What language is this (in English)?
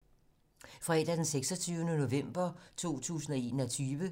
Danish